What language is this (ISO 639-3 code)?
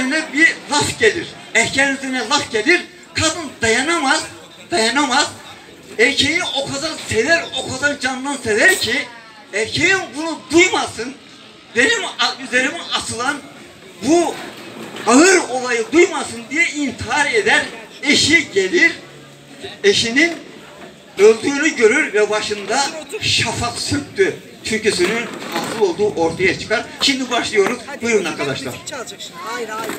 tur